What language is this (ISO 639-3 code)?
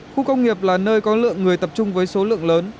vie